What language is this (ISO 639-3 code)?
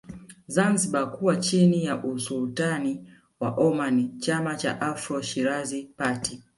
swa